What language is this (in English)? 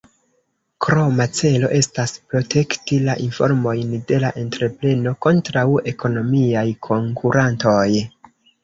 Esperanto